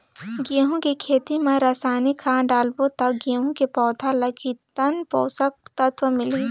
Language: Chhattisgarhi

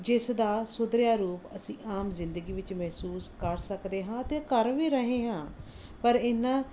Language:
Punjabi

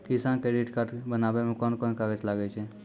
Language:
Maithili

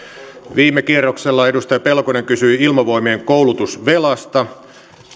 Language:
Finnish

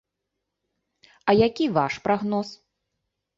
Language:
Belarusian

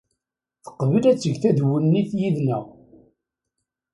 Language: Kabyle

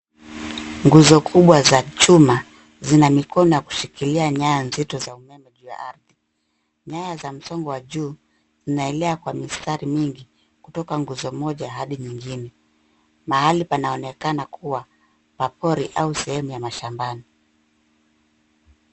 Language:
Swahili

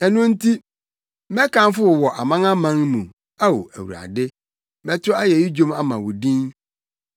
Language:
Akan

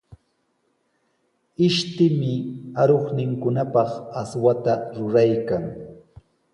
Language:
Sihuas Ancash Quechua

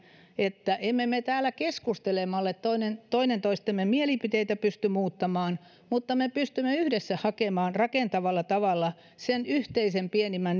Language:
Finnish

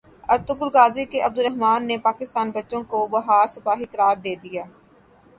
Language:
Urdu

